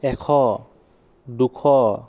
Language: Assamese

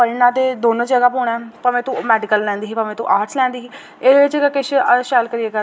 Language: Dogri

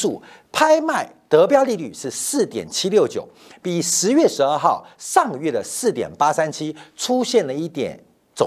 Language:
Chinese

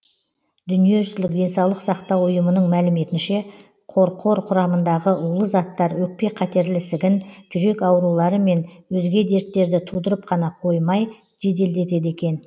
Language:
Kazakh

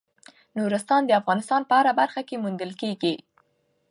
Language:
Pashto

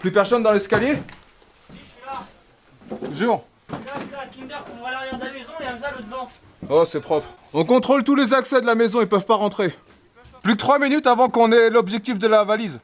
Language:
French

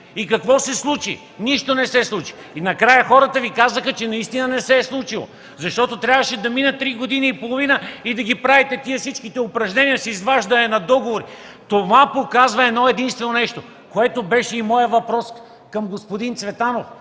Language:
Bulgarian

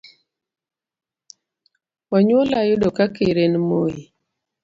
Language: Luo (Kenya and Tanzania)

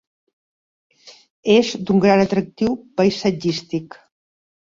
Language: Catalan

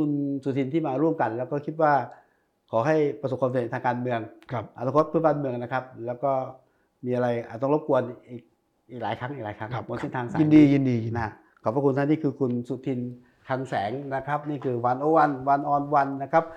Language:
Thai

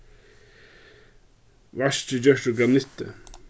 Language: Faroese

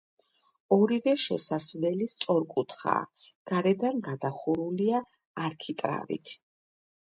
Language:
Georgian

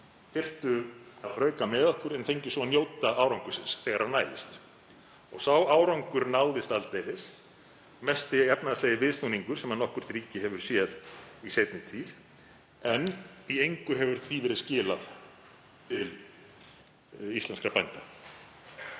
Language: Icelandic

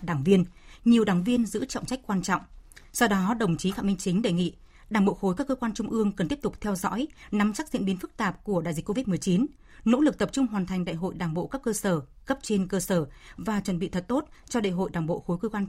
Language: Vietnamese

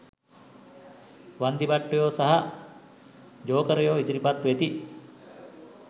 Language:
Sinhala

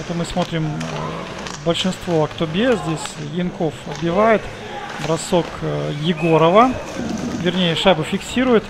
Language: Russian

